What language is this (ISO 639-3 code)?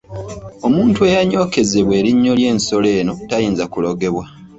lug